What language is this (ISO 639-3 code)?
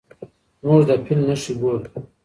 pus